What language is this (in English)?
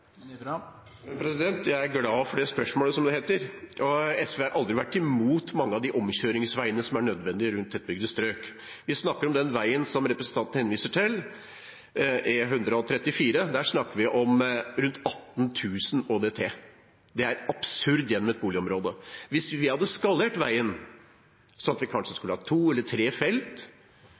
Norwegian Bokmål